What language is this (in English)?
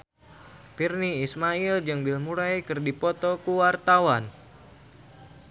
Sundanese